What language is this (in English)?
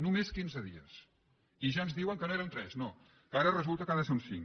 Catalan